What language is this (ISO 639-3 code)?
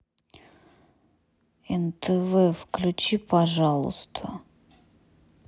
rus